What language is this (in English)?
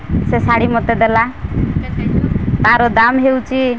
Odia